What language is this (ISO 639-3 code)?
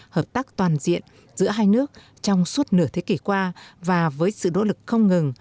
vie